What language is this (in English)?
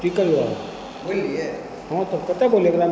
Hindi